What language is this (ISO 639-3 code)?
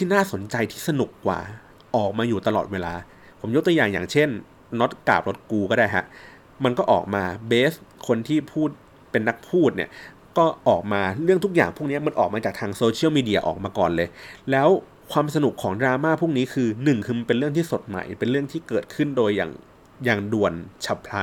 tha